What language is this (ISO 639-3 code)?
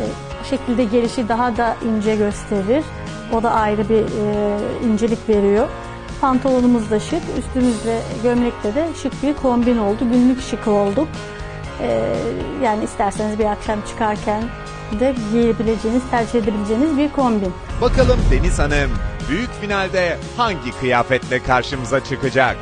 tur